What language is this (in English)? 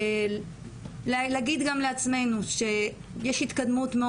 Hebrew